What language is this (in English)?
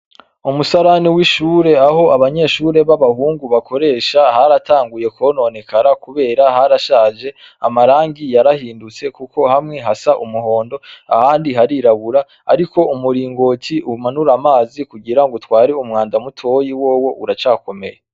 Rundi